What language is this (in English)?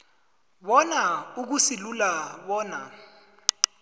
South Ndebele